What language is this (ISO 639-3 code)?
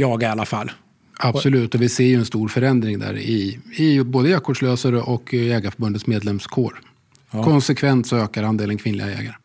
swe